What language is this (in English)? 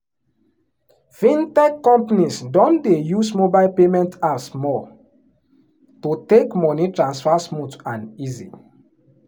Nigerian Pidgin